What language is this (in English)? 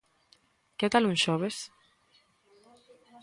Galician